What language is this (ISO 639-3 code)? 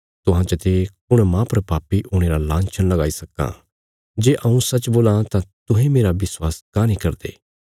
kfs